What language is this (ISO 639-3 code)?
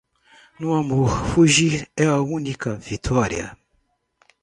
por